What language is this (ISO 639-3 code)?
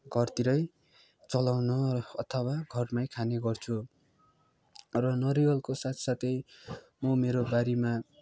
nep